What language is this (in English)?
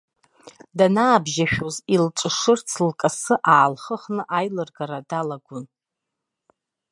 Abkhazian